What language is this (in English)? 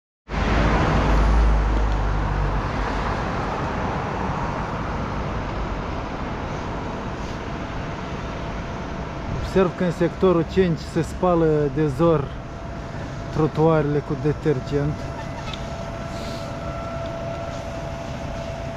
Romanian